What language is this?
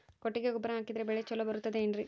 Kannada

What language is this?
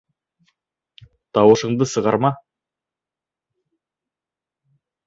Bashkir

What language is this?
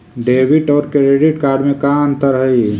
Magahi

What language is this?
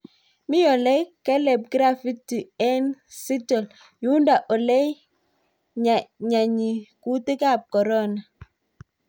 Kalenjin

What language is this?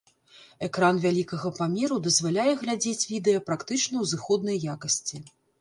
Belarusian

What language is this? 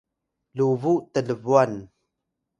Atayal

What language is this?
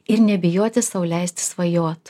Lithuanian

